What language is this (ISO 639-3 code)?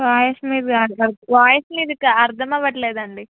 tel